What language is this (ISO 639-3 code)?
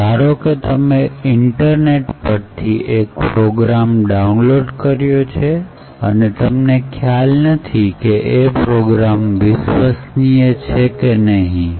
guj